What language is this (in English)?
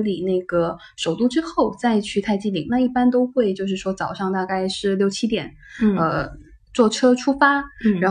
Chinese